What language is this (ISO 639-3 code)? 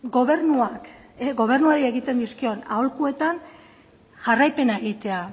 eus